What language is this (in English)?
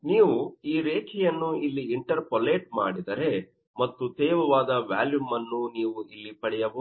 Kannada